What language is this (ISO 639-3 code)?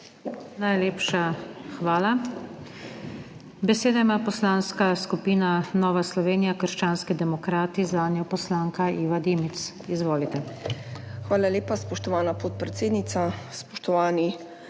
slv